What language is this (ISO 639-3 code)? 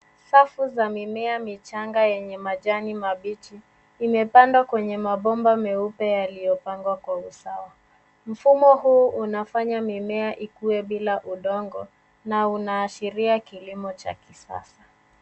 swa